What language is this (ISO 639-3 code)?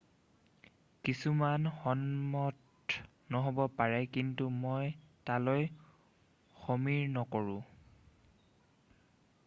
asm